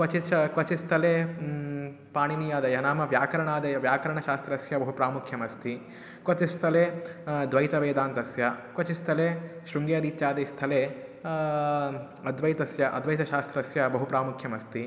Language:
Sanskrit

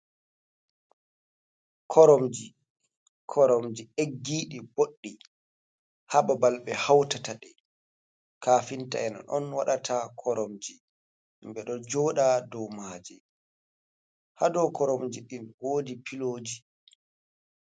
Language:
Fula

